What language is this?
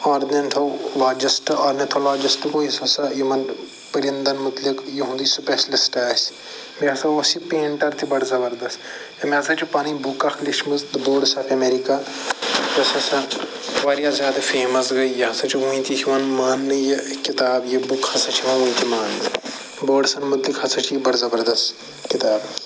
Kashmiri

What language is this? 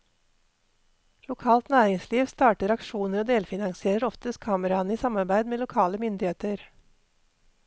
Norwegian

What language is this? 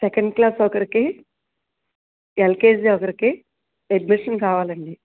Telugu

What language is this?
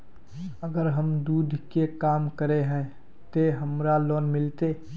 Magahi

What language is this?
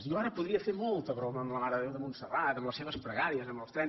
Catalan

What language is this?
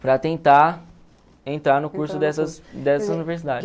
Portuguese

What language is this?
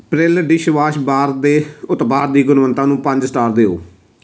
Punjabi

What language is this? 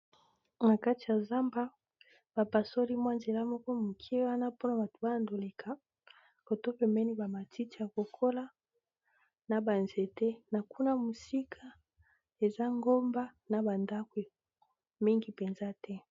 Lingala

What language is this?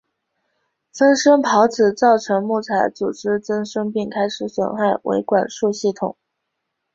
Chinese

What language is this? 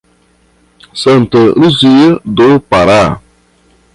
Portuguese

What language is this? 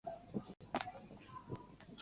Chinese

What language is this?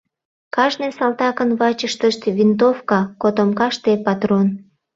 Mari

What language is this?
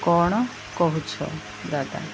Odia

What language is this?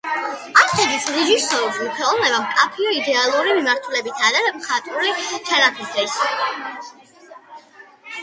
Georgian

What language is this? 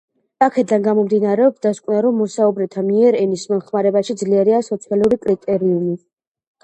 Georgian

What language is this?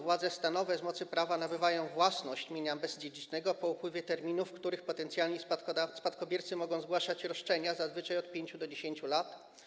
Polish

